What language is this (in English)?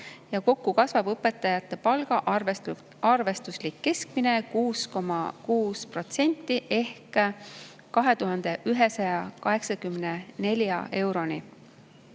Estonian